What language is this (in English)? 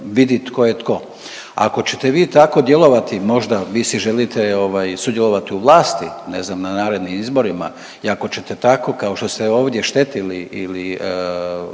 Croatian